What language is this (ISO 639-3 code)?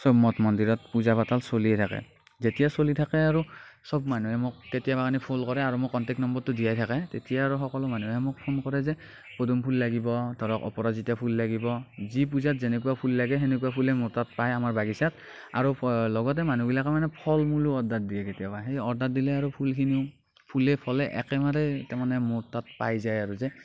asm